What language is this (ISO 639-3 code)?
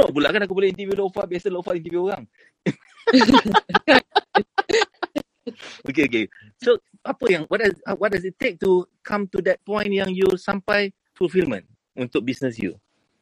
msa